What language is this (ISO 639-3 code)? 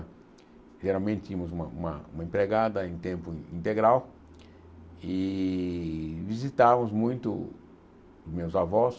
por